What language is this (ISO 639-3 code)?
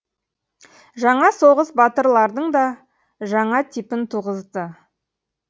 kaz